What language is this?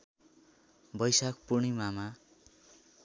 Nepali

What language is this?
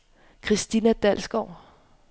Danish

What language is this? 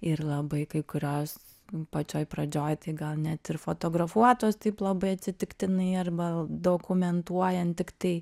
Lithuanian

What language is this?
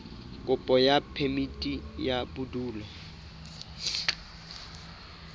Southern Sotho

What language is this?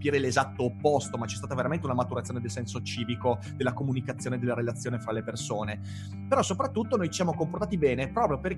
Italian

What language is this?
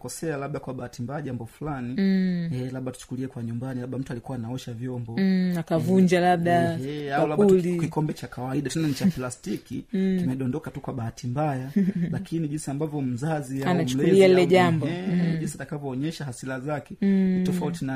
Swahili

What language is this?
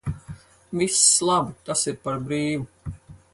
Latvian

